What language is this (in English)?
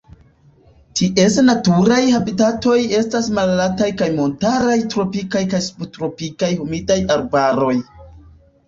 Esperanto